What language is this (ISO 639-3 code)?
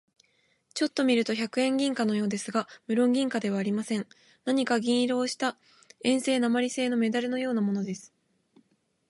jpn